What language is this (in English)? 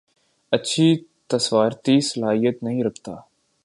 Urdu